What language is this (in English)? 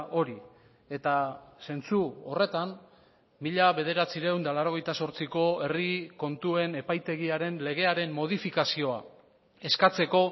Basque